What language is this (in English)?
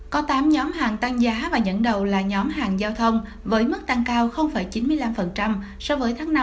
Vietnamese